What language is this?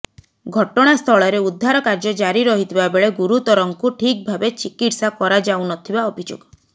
Odia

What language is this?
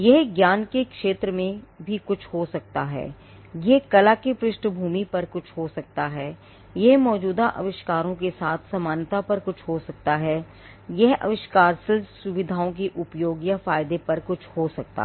Hindi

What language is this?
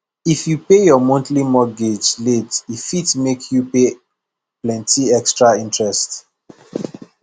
Nigerian Pidgin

